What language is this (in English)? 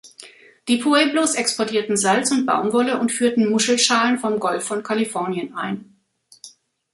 German